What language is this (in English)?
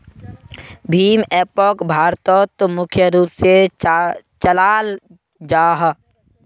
Magahi